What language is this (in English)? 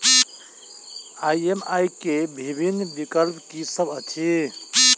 Maithili